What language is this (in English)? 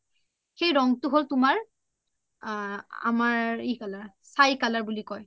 Assamese